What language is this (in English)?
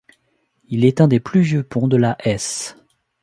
French